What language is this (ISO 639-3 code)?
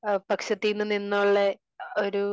mal